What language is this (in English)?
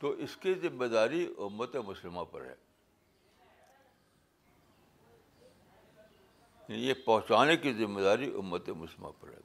Urdu